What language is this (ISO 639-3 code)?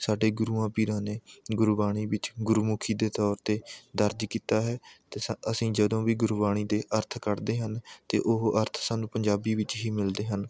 pan